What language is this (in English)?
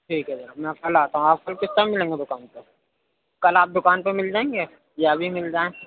Urdu